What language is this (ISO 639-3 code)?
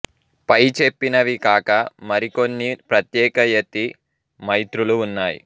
tel